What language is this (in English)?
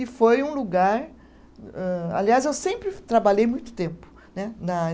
Portuguese